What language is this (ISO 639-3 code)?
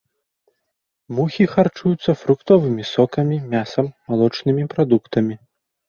bel